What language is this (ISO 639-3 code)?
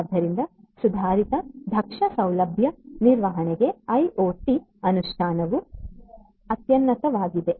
kan